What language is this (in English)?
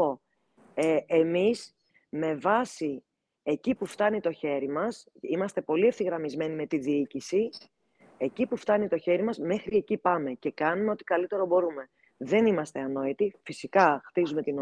Greek